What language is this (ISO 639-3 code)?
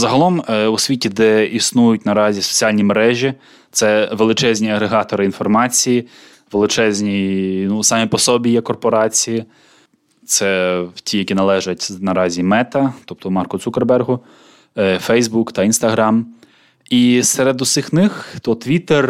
ukr